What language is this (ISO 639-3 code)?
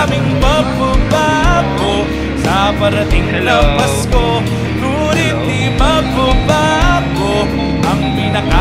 ind